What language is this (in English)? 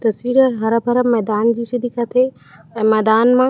Chhattisgarhi